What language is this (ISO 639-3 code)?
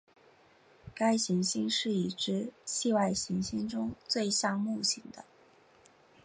zho